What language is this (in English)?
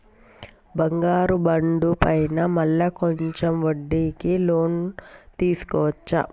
Telugu